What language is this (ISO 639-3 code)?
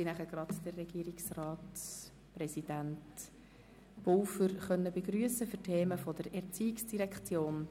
gsw